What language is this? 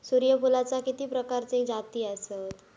Marathi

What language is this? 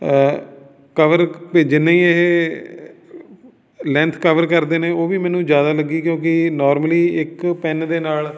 Punjabi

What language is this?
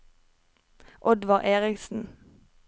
Norwegian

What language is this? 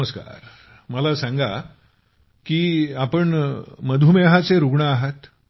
Marathi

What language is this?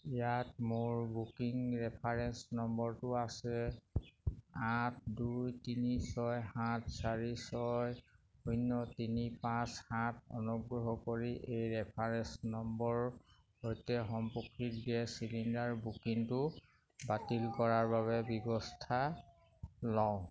Assamese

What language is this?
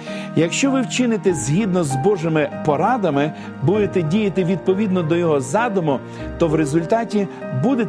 Ukrainian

